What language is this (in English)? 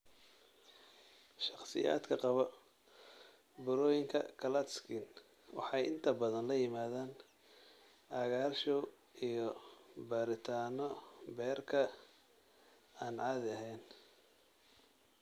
Somali